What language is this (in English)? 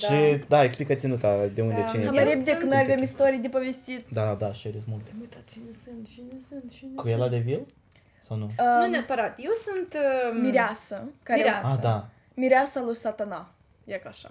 Romanian